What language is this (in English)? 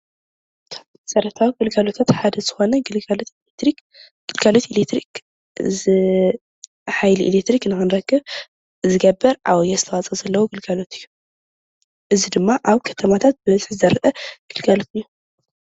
Tigrinya